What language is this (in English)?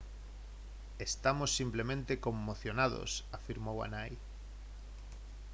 Galician